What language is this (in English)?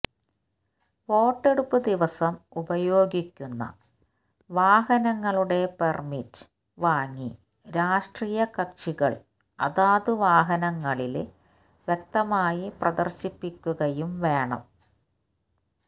Malayalam